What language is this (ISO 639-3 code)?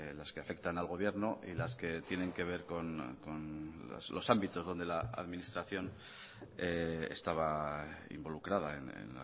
spa